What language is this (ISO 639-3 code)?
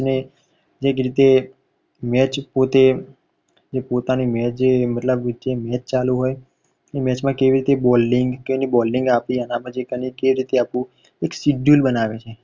guj